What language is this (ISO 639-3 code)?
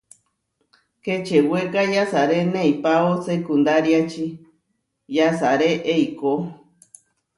var